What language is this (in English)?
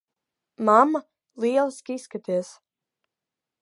Latvian